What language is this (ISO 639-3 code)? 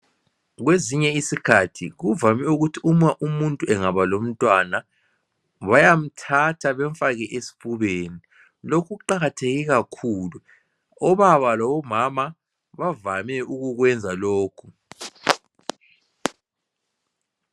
nde